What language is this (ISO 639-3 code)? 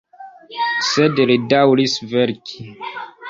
epo